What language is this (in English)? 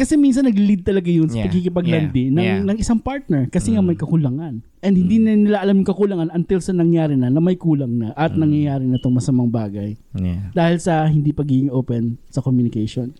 Filipino